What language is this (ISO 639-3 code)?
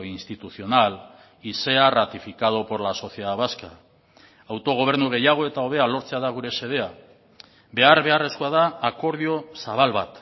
eus